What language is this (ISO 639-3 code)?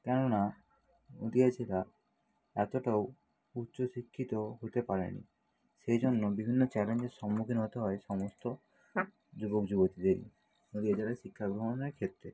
ben